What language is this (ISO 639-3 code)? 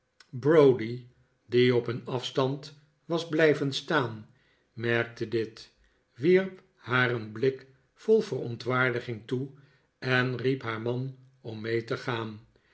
nld